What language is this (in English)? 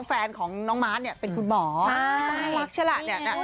Thai